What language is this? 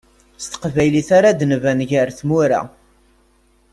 Kabyle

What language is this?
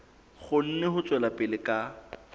Southern Sotho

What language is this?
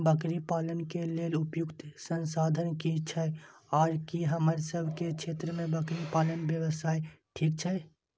Maithili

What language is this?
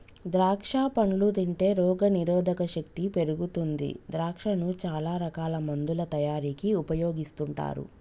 Telugu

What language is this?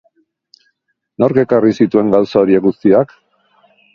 Basque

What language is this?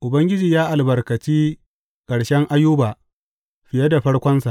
Hausa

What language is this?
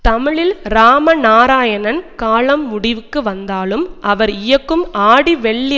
Tamil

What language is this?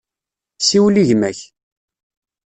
Kabyle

